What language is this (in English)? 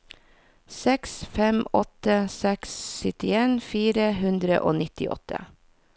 Norwegian